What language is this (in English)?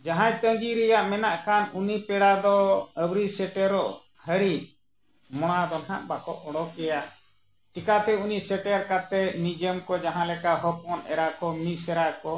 Santali